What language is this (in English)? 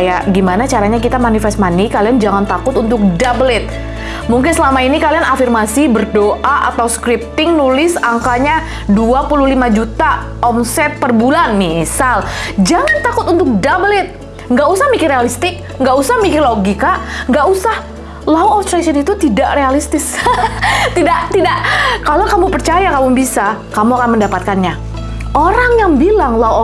Indonesian